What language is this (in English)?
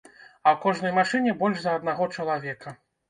Belarusian